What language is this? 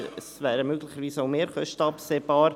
Swiss German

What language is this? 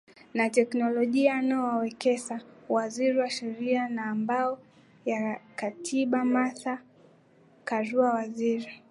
Swahili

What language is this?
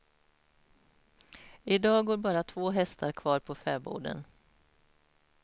Swedish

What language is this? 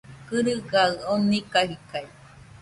Nüpode Huitoto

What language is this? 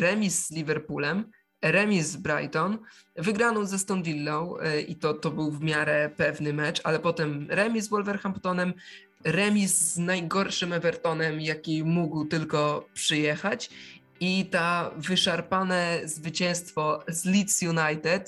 Polish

